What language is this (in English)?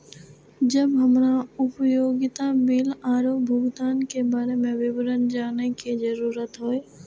Maithili